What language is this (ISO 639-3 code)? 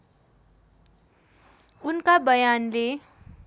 nep